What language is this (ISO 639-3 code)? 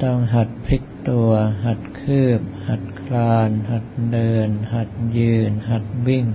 tha